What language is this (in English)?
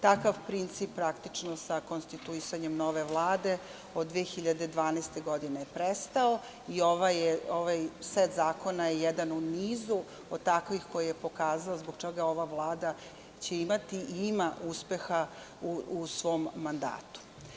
Serbian